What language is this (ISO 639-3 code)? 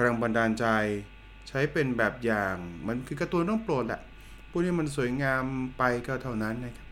tha